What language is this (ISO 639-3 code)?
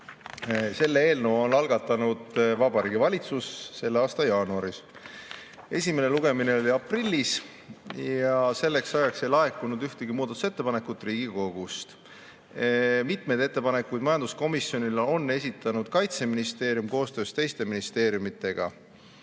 est